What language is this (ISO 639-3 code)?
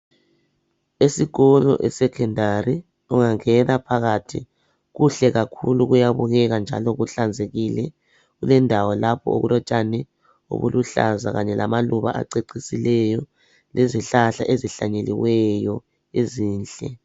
nde